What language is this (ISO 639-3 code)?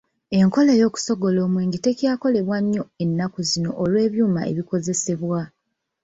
lug